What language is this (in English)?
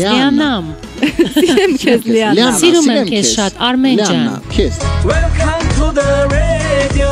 Romanian